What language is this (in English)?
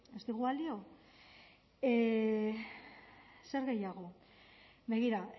Basque